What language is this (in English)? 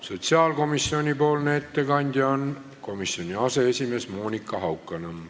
Estonian